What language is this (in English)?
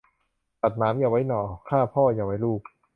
Thai